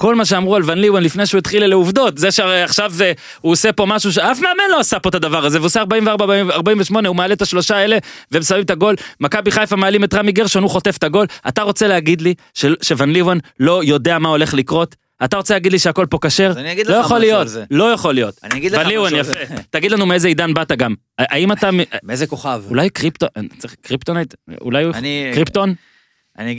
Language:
Hebrew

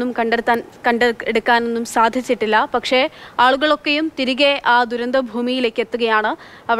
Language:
Malayalam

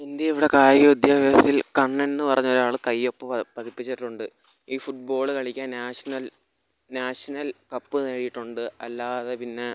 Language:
Malayalam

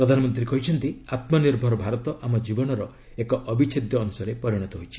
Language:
Odia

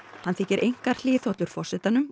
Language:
Icelandic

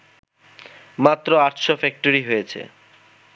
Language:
Bangla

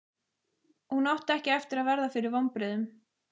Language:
Icelandic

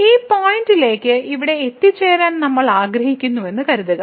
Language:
Malayalam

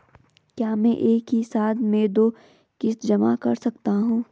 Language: Hindi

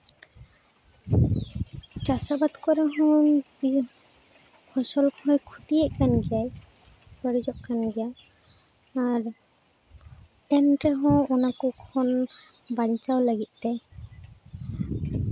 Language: Santali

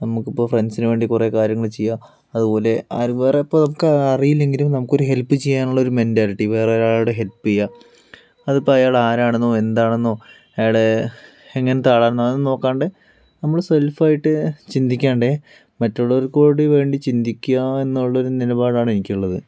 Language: Malayalam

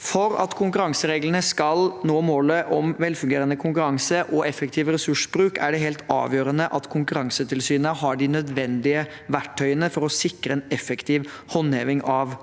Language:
Norwegian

